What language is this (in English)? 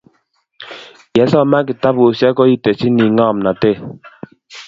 Kalenjin